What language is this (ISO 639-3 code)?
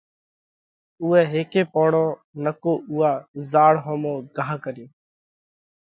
kvx